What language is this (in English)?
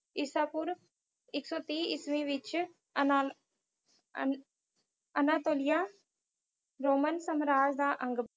Punjabi